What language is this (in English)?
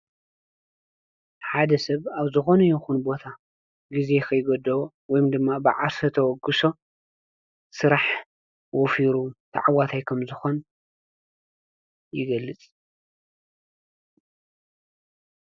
Tigrinya